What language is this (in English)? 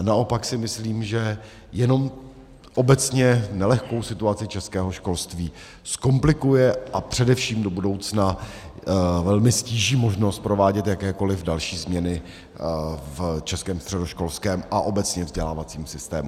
Czech